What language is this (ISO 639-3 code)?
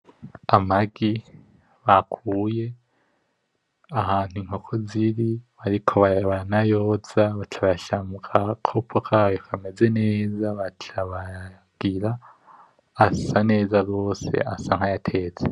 run